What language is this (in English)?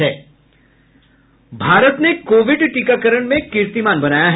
Hindi